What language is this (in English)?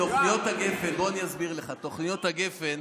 Hebrew